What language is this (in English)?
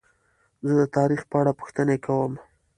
Pashto